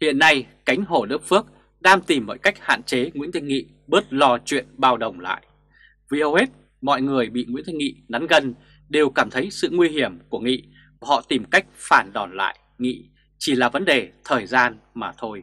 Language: Vietnamese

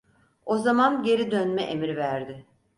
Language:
Turkish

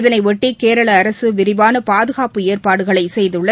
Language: Tamil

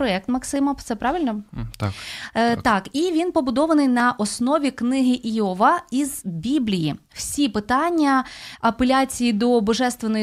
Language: Ukrainian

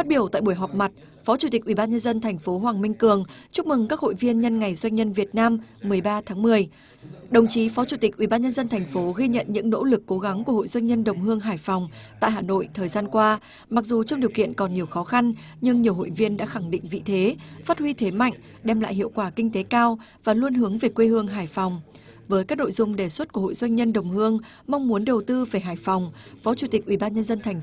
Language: Vietnamese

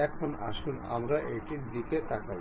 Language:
Bangla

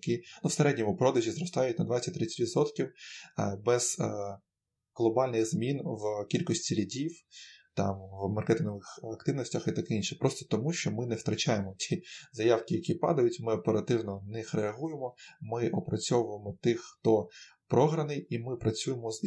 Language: Ukrainian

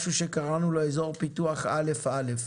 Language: Hebrew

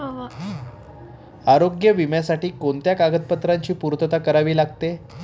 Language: Marathi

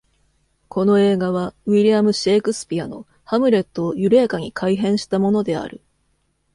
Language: Japanese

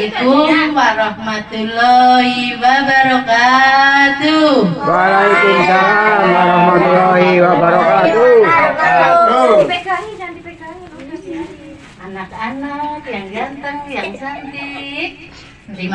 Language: Indonesian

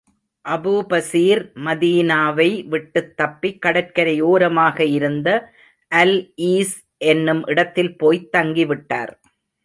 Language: Tamil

